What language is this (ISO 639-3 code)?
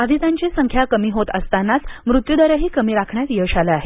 mar